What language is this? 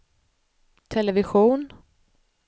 Swedish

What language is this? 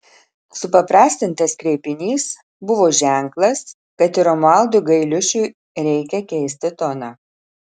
Lithuanian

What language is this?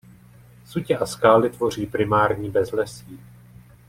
Czech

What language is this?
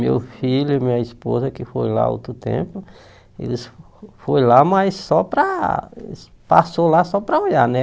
Portuguese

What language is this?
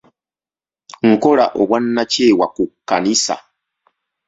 Ganda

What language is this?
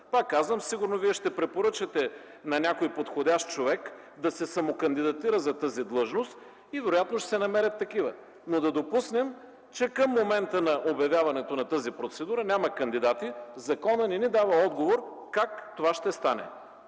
Bulgarian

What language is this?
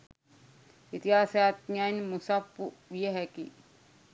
Sinhala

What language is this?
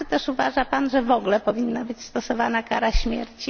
Polish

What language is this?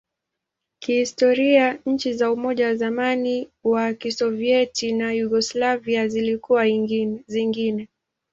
Swahili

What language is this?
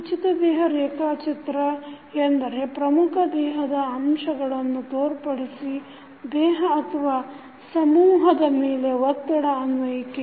Kannada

